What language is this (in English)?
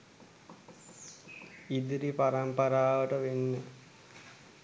Sinhala